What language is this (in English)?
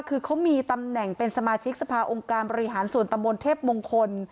Thai